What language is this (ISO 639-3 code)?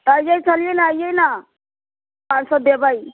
mai